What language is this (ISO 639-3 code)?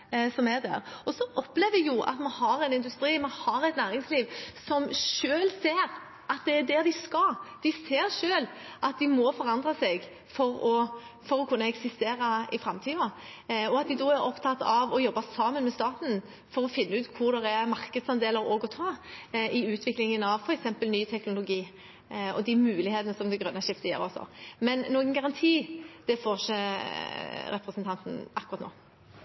nob